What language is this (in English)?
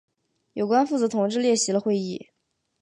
Chinese